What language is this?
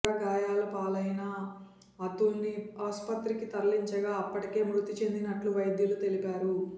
Telugu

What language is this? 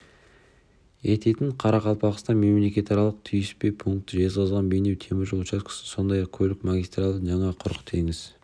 Kazakh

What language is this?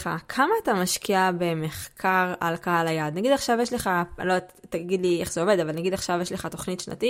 Hebrew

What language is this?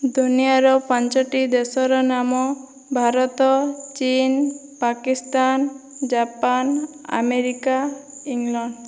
Odia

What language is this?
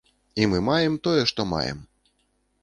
Belarusian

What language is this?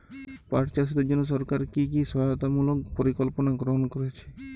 Bangla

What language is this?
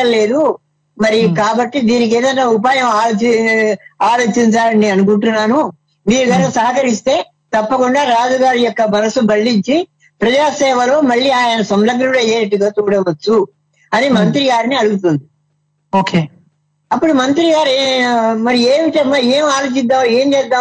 Telugu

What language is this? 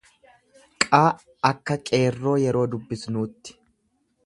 Oromo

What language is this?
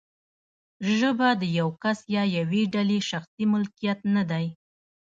Pashto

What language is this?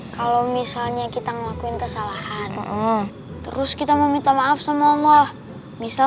Indonesian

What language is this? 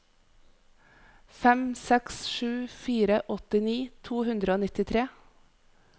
Norwegian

